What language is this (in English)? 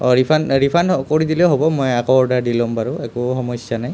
Assamese